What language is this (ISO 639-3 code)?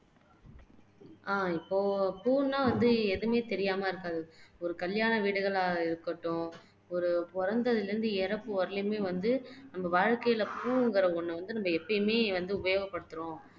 tam